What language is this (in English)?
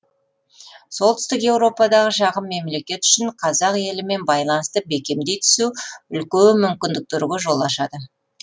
Kazakh